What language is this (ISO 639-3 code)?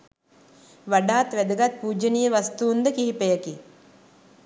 sin